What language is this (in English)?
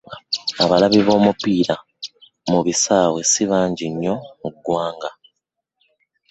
Ganda